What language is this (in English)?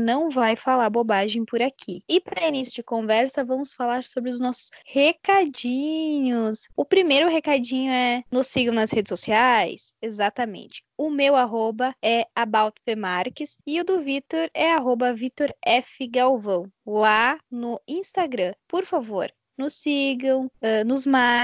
Portuguese